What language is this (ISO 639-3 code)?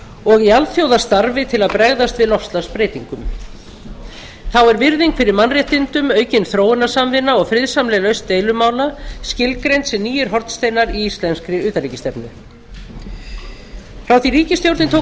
isl